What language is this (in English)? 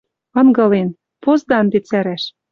Western Mari